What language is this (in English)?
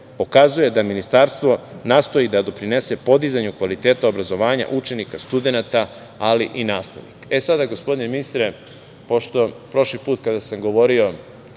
Serbian